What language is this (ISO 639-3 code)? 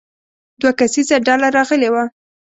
pus